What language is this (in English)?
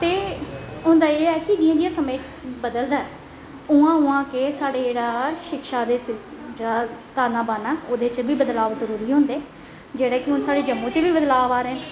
Dogri